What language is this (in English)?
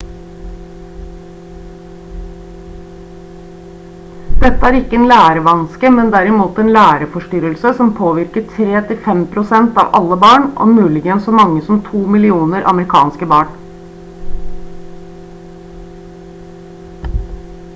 Norwegian Bokmål